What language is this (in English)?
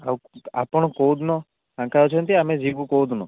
Odia